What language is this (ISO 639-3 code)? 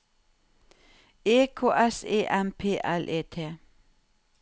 nor